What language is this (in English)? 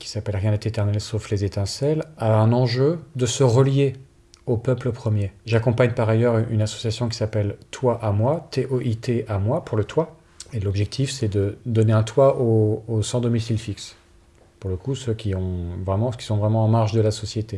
French